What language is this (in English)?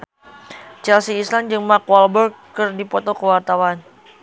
Sundanese